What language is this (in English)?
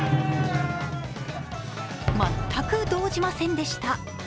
Japanese